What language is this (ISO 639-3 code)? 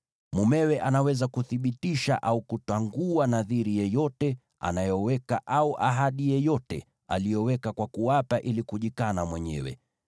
swa